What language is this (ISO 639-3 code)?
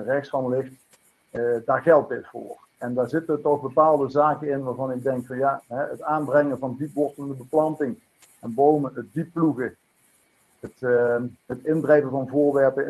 nld